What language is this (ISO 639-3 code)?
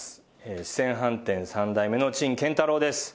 jpn